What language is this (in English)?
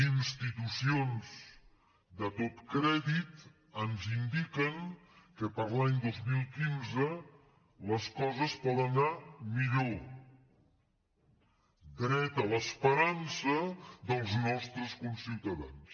Catalan